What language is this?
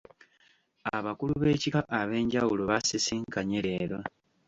Ganda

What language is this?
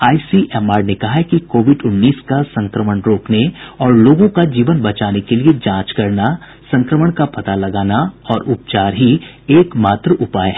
Hindi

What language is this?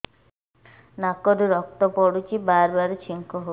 Odia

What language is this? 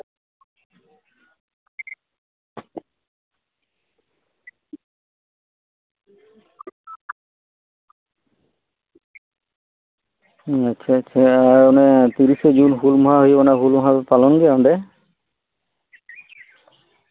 Santali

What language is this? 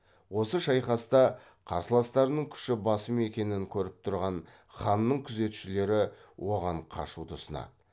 Kazakh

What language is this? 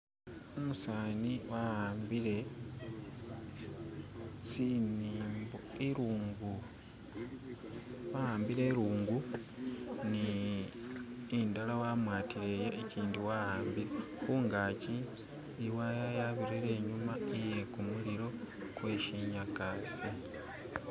Masaaba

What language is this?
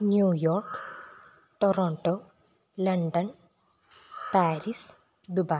Sanskrit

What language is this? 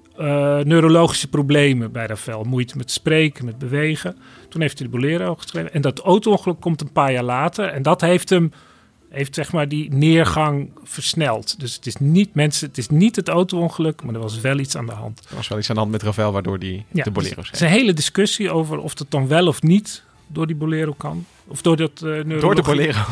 Dutch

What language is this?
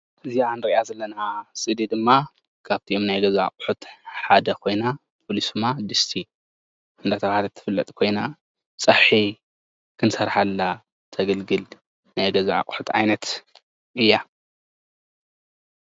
Tigrinya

